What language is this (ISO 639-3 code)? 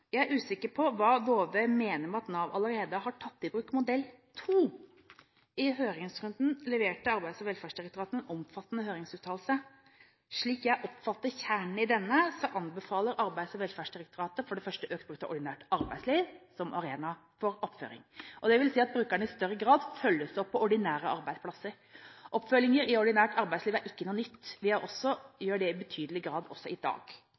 nob